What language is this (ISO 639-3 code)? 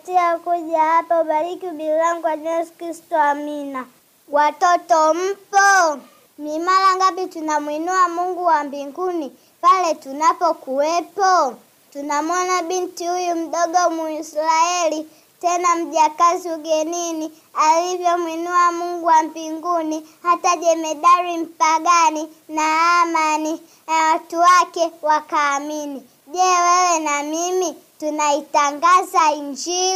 swa